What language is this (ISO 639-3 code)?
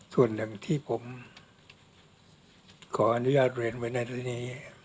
tha